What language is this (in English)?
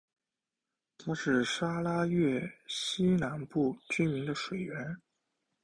Chinese